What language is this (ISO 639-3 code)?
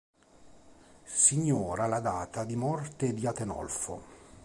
ita